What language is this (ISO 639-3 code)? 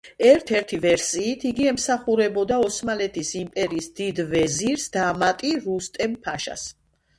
kat